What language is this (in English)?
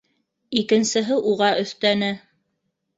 Bashkir